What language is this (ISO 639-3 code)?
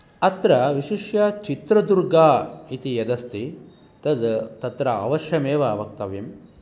san